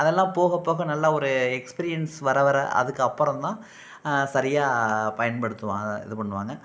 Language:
Tamil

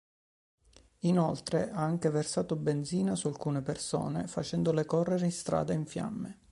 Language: Italian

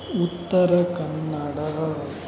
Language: Kannada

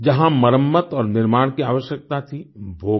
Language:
Hindi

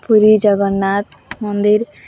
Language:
Odia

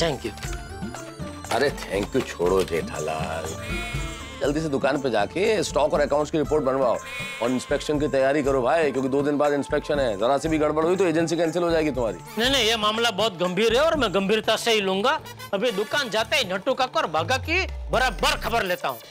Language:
Hindi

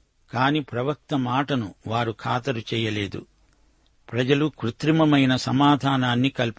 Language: Telugu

